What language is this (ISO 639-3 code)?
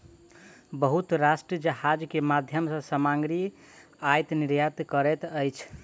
mai